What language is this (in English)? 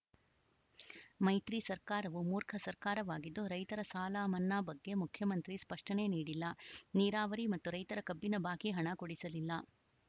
Kannada